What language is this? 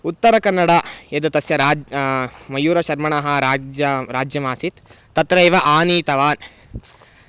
Sanskrit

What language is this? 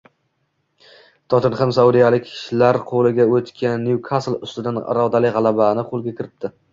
Uzbek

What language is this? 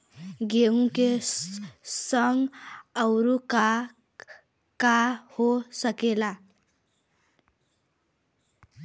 Bhojpuri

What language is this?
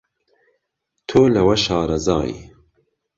Central Kurdish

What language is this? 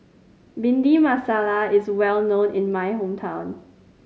English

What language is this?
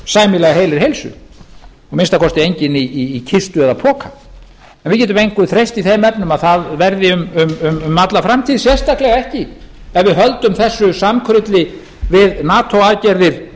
Icelandic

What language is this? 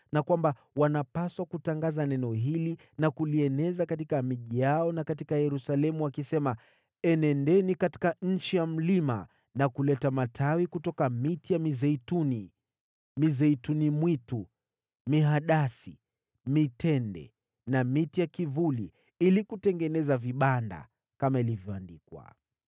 Swahili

